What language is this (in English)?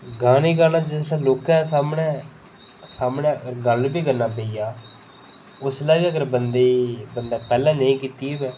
Dogri